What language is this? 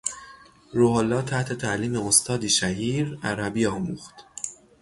Persian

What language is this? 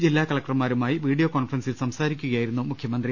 Malayalam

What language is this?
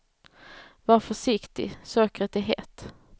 Swedish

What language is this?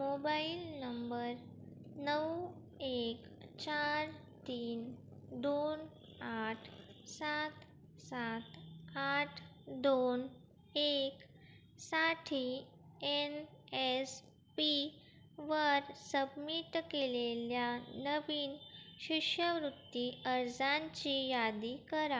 Marathi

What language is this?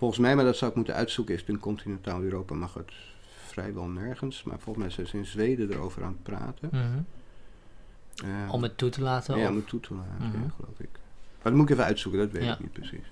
Dutch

